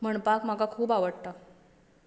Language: Konkani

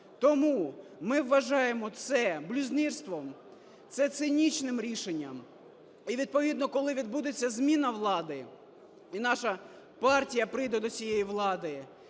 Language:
Ukrainian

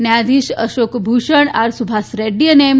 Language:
Gujarati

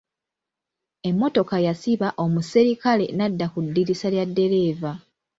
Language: Ganda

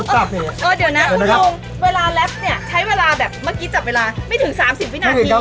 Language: Thai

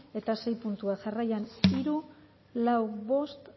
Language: Basque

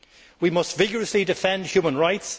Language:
English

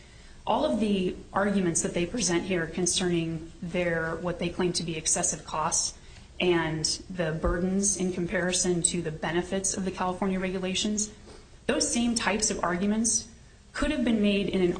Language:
English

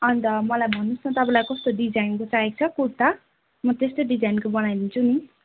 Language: Nepali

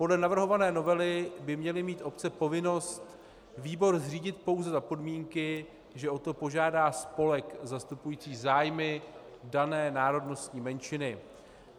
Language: Czech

